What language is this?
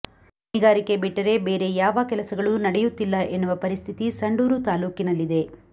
Kannada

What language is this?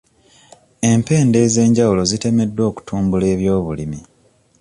Ganda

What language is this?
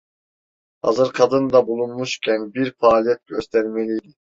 Turkish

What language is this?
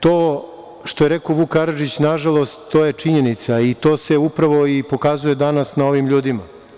Serbian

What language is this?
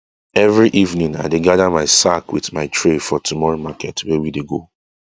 Nigerian Pidgin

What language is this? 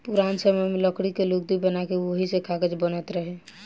Bhojpuri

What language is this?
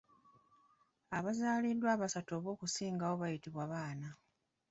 Ganda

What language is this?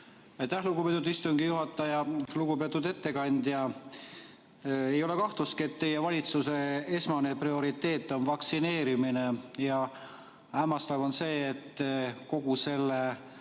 Estonian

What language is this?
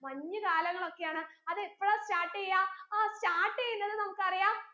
Malayalam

